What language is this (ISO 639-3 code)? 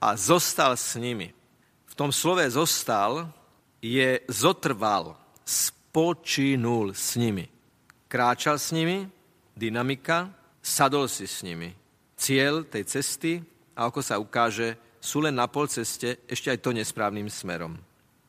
slk